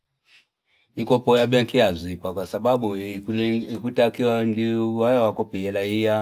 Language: Fipa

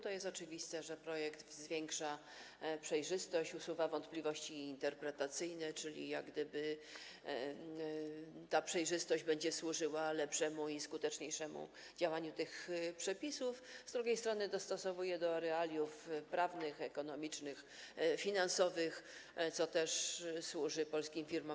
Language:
Polish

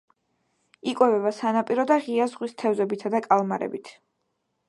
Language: Georgian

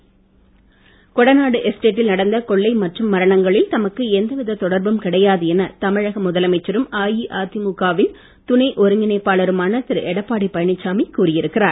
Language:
Tamil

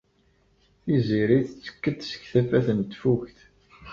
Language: Kabyle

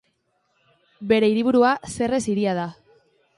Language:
Basque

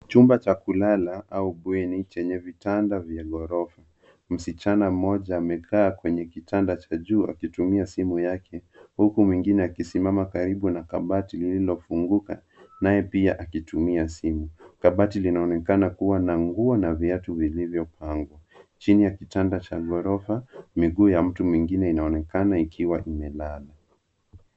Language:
Swahili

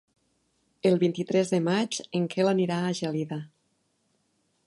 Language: Catalan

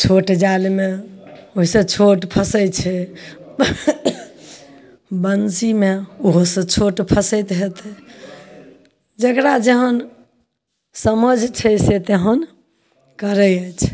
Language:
Maithili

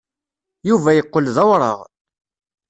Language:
Kabyle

